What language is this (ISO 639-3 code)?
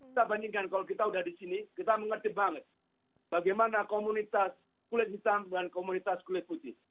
ind